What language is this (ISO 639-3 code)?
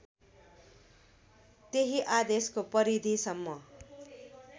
nep